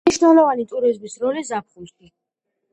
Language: Georgian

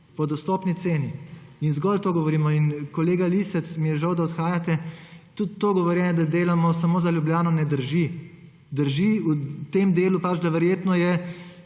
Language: Slovenian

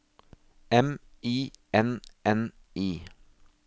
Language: Norwegian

